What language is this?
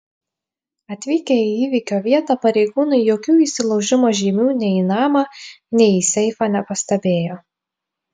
Lithuanian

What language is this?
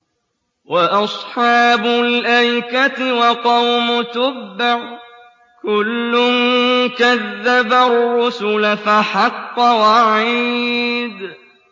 Arabic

